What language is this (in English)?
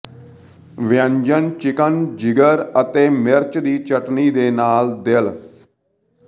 Punjabi